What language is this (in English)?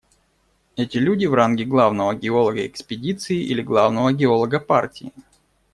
Russian